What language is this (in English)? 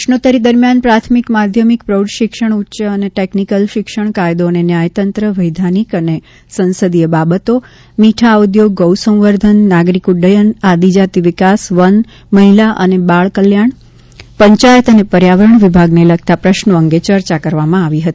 Gujarati